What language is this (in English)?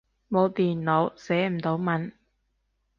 Cantonese